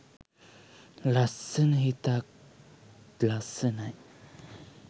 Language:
Sinhala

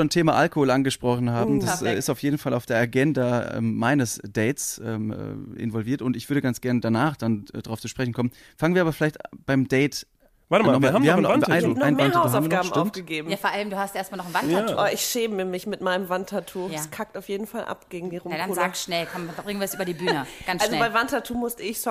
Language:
German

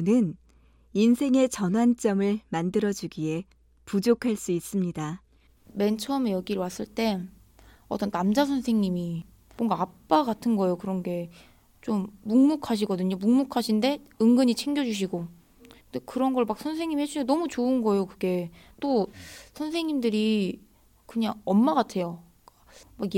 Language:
Korean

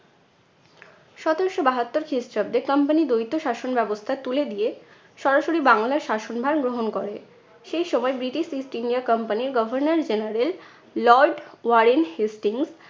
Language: Bangla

